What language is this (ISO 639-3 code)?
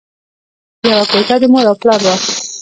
pus